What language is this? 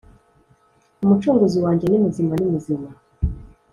Kinyarwanda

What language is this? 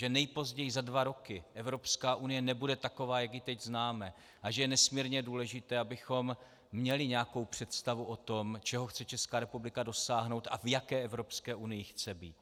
Czech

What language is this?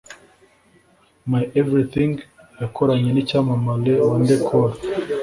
Kinyarwanda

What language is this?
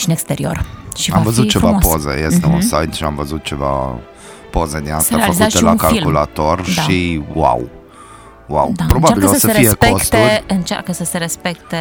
Romanian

